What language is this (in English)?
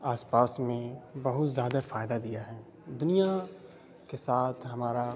Urdu